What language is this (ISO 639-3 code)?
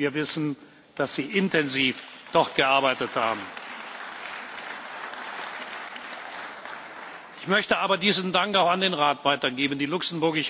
deu